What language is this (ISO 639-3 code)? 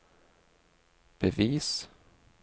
nor